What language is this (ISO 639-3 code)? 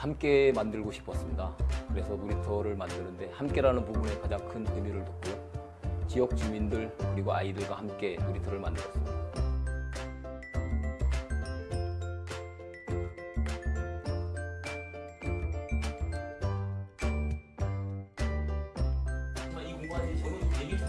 kor